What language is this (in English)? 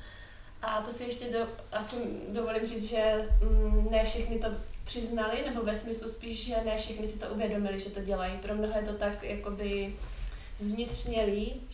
Czech